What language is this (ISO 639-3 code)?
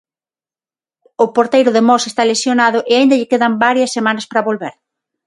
glg